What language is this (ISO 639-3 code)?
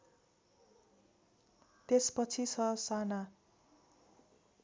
nep